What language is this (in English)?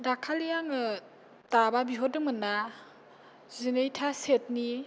Bodo